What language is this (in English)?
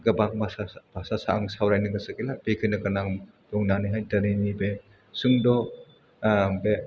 Bodo